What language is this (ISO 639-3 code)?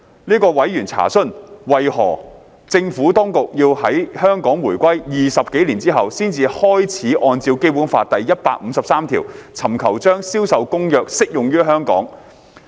yue